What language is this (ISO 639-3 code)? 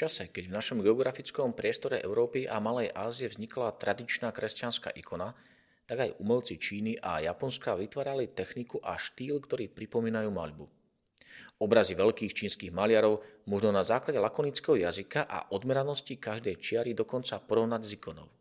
slk